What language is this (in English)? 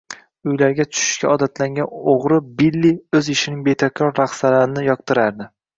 Uzbek